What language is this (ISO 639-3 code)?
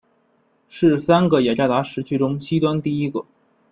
zho